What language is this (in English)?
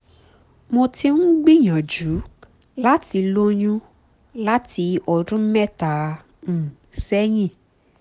Yoruba